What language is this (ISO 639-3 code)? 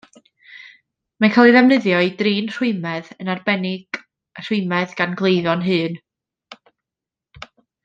cym